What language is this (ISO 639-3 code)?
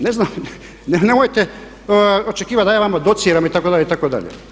hrv